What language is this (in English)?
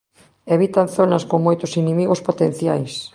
Galician